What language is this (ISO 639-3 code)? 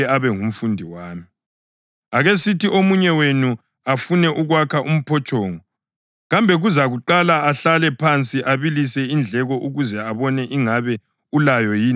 nde